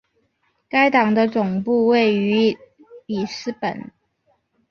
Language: Chinese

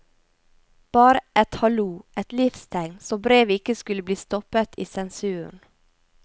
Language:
Norwegian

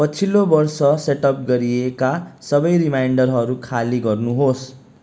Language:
Nepali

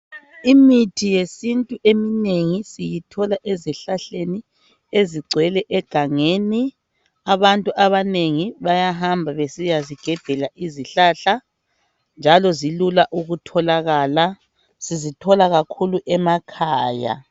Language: North Ndebele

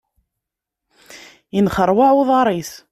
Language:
Kabyle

